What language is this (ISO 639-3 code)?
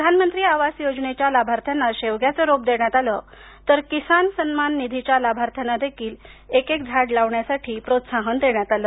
mar